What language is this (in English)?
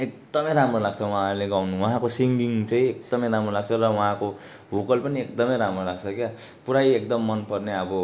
Nepali